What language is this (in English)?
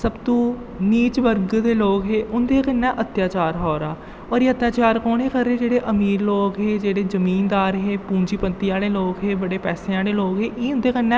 Dogri